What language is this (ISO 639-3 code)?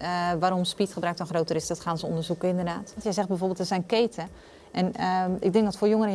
nld